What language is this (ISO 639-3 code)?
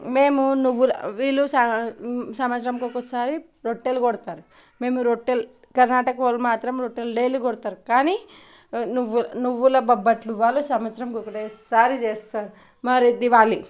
tel